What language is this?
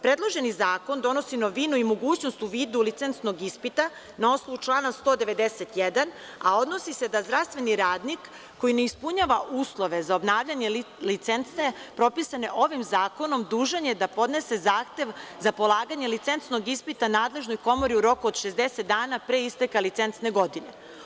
Serbian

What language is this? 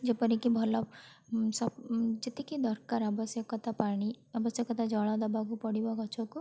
Odia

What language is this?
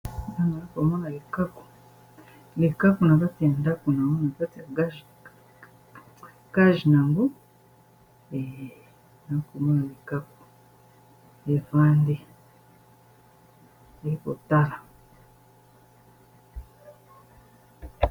Lingala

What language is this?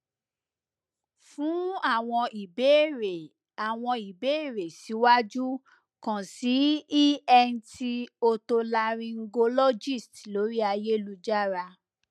Yoruba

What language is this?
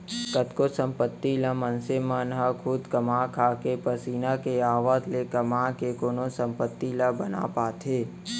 Chhattisgarhi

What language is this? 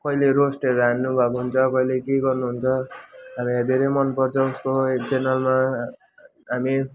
Nepali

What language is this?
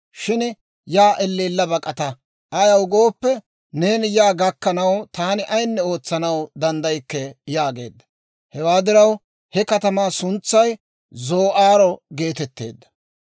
Dawro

